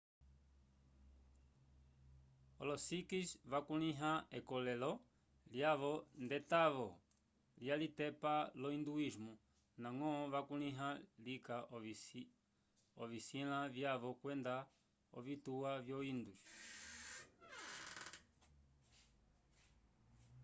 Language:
Umbundu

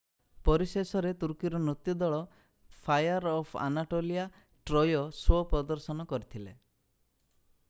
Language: Odia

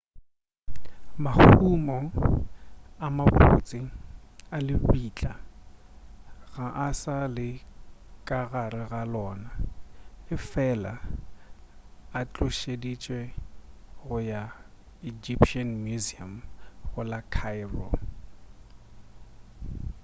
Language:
Northern Sotho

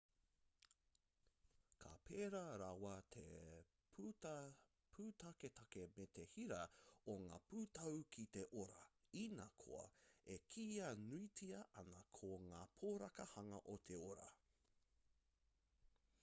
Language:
Māori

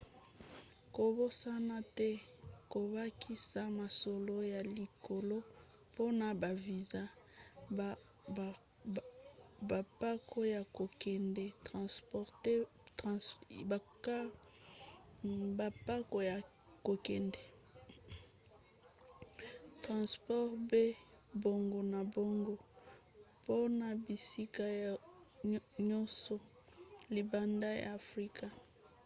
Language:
Lingala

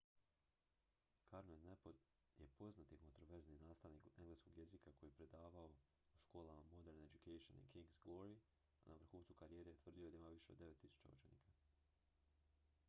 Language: Croatian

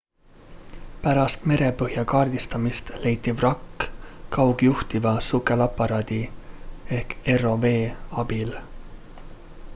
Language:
Estonian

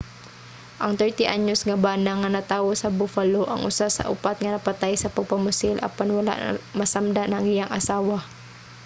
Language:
Cebuano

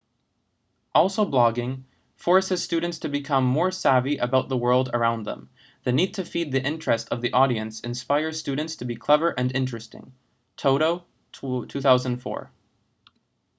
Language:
English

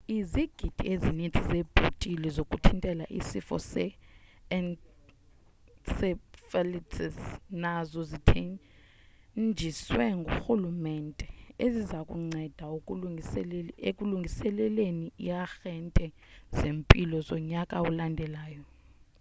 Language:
Xhosa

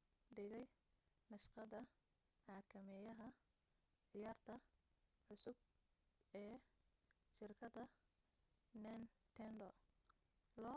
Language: Somali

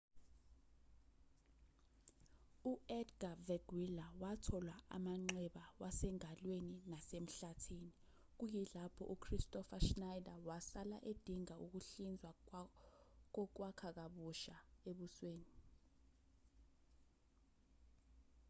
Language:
Zulu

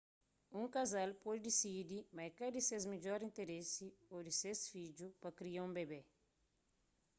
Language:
Kabuverdianu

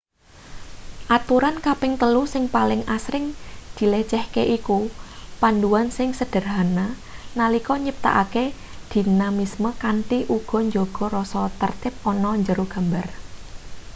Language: Javanese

